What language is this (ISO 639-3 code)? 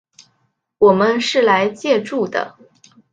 zho